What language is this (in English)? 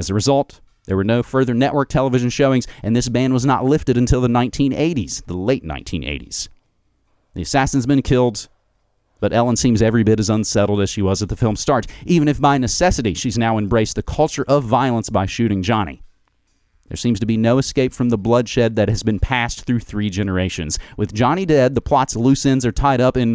English